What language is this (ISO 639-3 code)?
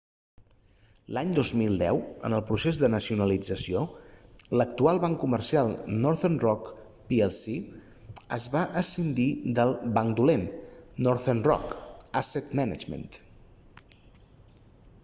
cat